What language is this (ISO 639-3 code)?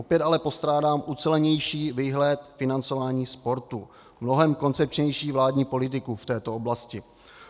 ces